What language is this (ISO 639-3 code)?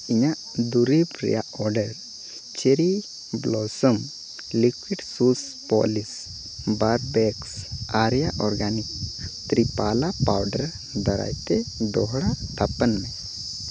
sat